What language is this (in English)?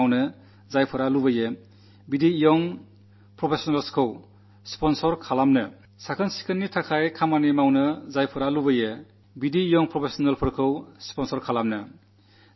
Malayalam